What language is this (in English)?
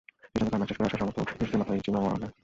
Bangla